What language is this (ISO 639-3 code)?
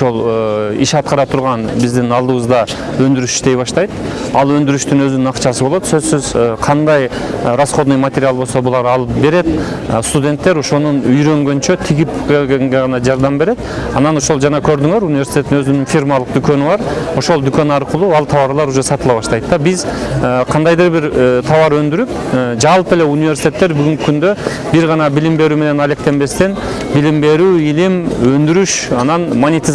tur